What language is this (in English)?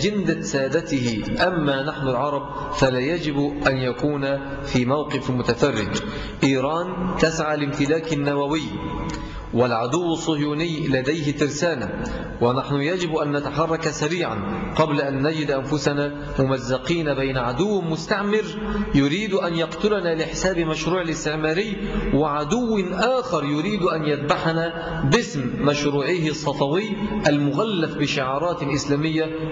Arabic